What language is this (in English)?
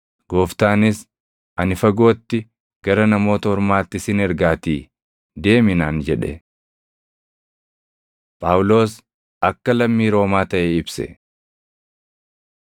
Oromo